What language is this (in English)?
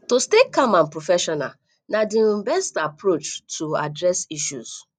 Nigerian Pidgin